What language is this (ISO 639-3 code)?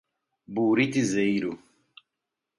por